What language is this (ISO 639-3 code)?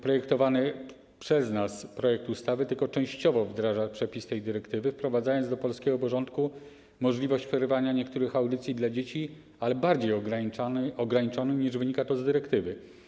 pol